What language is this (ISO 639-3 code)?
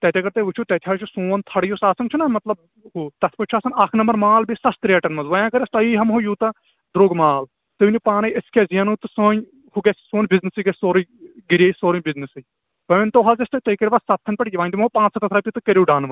kas